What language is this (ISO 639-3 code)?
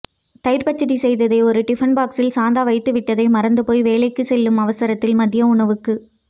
tam